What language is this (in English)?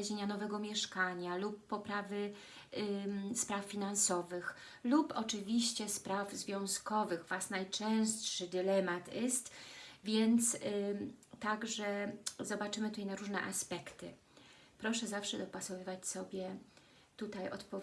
Polish